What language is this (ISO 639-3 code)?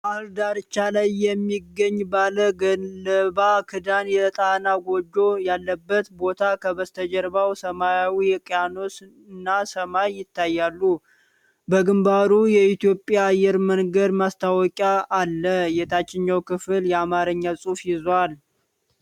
amh